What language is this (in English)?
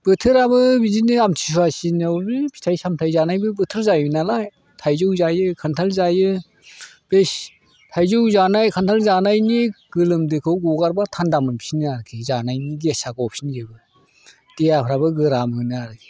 Bodo